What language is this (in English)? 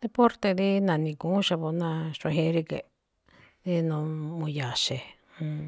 Malinaltepec Me'phaa